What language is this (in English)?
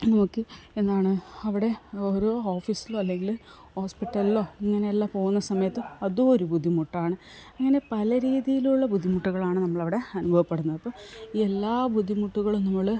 Malayalam